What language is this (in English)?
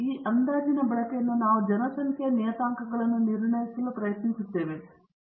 Kannada